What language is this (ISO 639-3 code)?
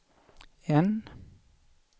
swe